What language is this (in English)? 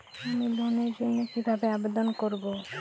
Bangla